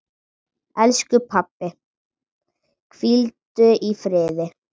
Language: Icelandic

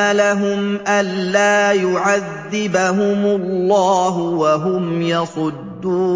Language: Arabic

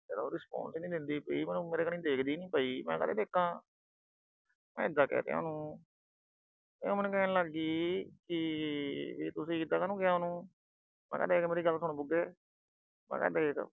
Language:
Punjabi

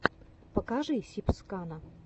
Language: Russian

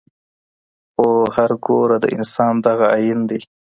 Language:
Pashto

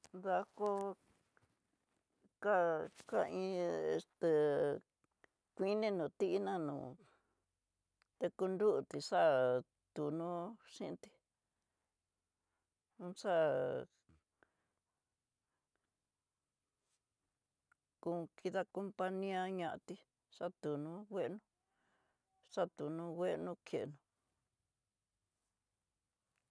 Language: Tidaá Mixtec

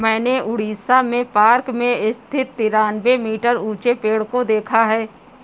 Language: Hindi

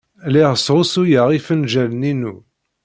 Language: Kabyle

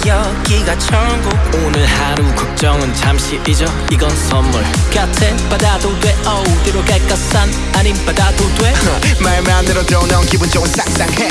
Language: Korean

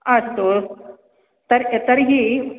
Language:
Sanskrit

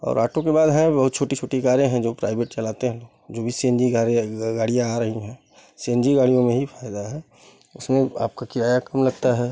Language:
Hindi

